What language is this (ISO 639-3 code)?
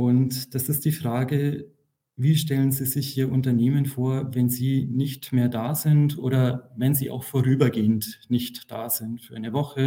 deu